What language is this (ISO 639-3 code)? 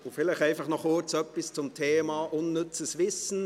gsw